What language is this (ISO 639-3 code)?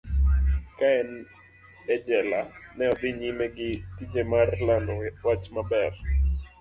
luo